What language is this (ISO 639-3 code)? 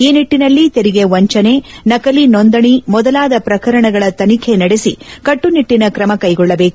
kan